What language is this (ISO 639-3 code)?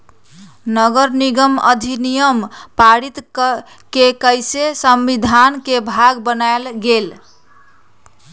mag